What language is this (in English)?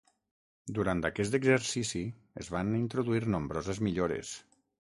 Catalan